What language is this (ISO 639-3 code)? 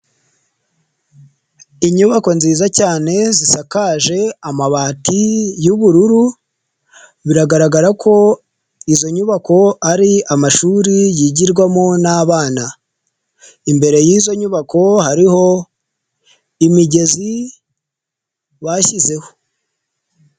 kin